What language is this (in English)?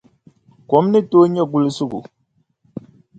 Dagbani